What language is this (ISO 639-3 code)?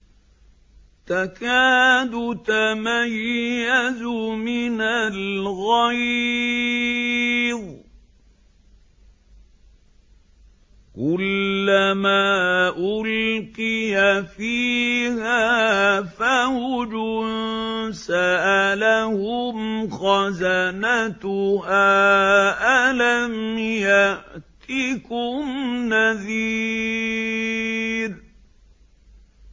ara